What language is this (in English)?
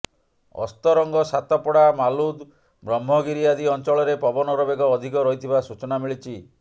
Odia